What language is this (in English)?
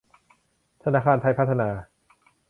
Thai